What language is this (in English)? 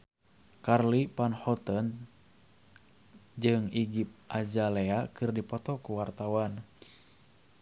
Sundanese